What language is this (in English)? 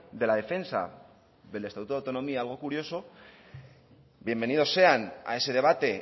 Spanish